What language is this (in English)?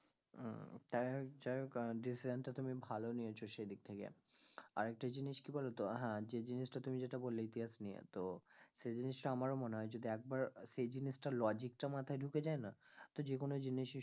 Bangla